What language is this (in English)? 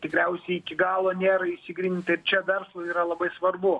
Lithuanian